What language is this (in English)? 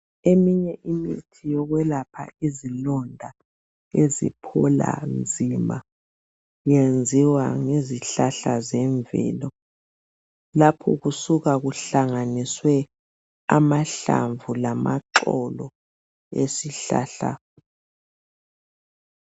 North Ndebele